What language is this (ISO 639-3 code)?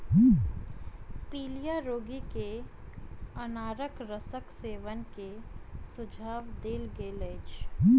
mai